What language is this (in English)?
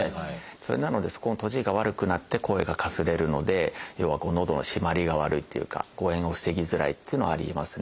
Japanese